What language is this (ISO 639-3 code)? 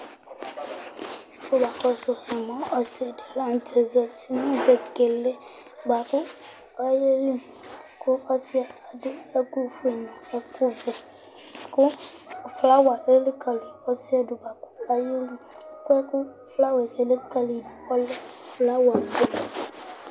kpo